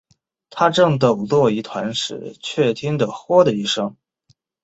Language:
Chinese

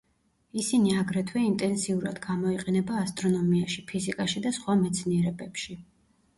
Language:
Georgian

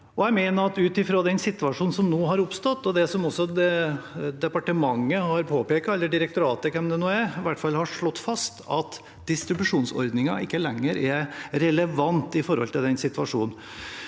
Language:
Norwegian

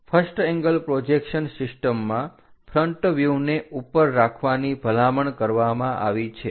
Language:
Gujarati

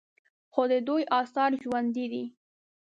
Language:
Pashto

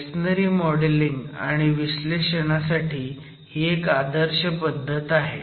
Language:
Marathi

